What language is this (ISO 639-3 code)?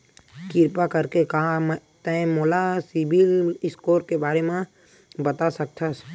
hne